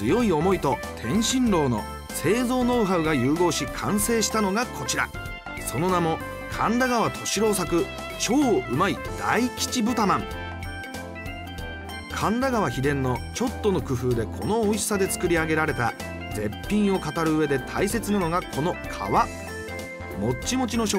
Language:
Japanese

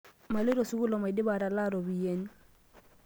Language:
Masai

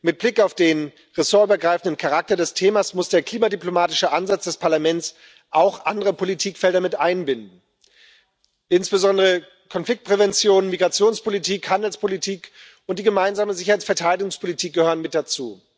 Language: German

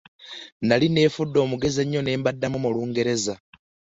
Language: Ganda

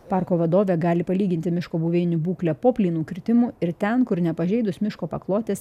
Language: Lithuanian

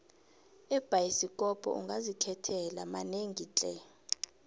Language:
South Ndebele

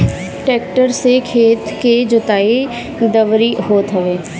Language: Bhojpuri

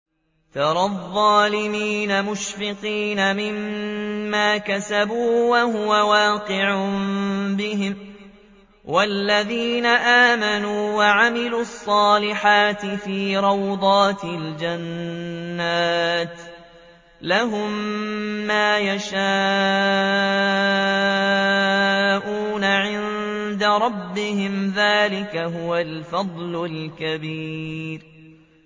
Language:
Arabic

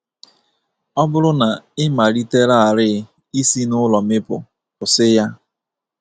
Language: Igbo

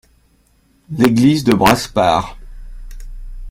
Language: French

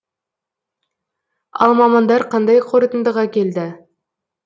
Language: Kazakh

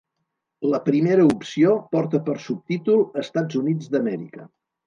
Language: Catalan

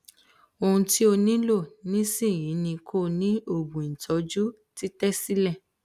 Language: Yoruba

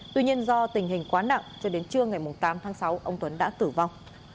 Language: Vietnamese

